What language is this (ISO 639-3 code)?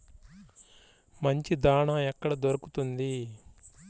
tel